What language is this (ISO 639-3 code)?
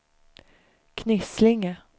swe